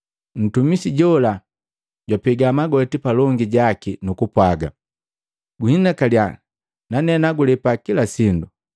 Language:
Matengo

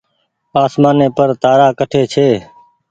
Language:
Goaria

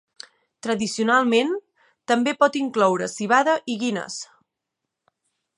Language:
Catalan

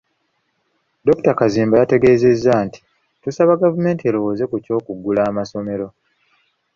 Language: Ganda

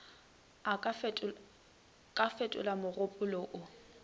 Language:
Northern Sotho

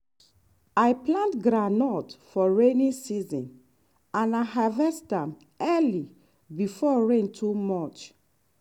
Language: Nigerian Pidgin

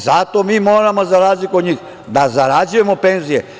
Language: Serbian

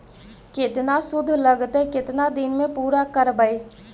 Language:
Magahi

